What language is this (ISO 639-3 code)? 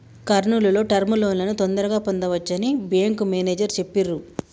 tel